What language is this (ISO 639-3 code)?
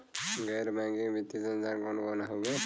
bho